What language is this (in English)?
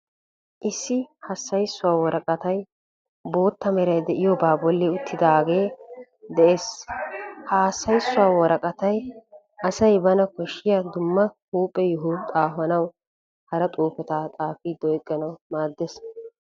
Wolaytta